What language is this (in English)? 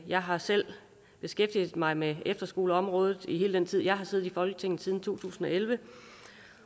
Danish